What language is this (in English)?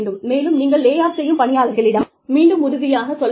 Tamil